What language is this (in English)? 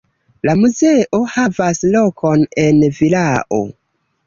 Esperanto